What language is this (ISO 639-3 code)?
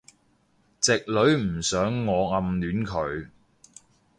yue